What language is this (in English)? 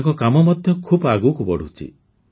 Odia